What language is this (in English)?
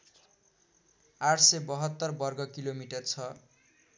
Nepali